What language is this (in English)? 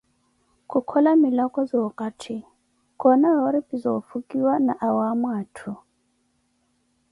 Koti